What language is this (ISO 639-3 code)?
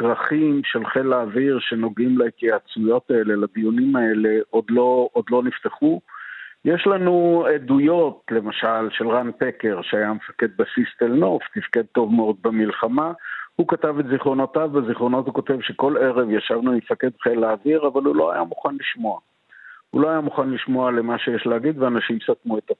heb